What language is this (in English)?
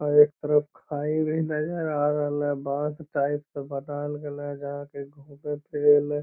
Magahi